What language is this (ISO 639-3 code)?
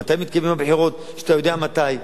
heb